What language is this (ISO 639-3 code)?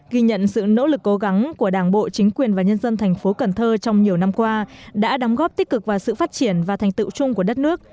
vie